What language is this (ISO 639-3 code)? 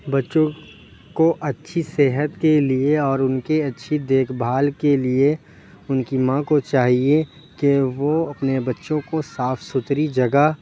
urd